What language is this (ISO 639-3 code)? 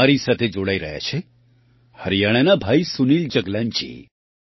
guj